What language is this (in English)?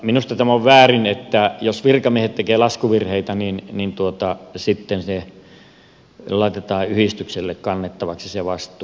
Finnish